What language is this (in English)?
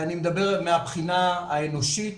Hebrew